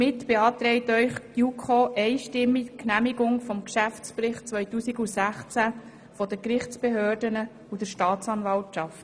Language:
Swiss German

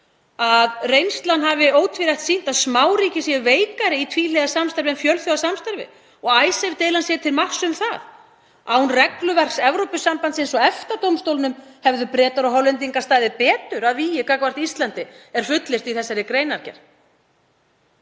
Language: Icelandic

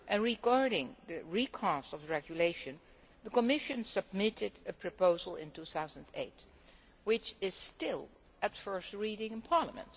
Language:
English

